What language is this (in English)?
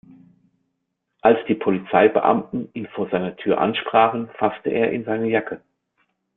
German